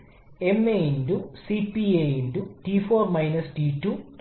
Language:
Malayalam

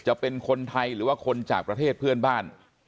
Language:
Thai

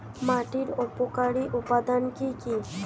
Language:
Bangla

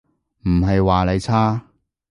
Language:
Cantonese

